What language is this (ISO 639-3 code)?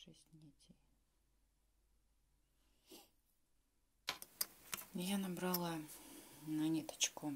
rus